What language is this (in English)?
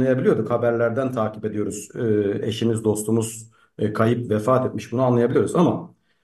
Turkish